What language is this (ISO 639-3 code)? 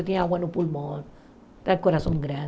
por